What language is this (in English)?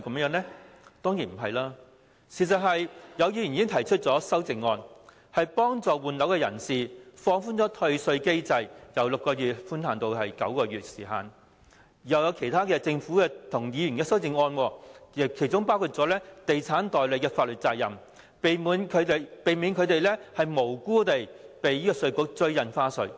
Cantonese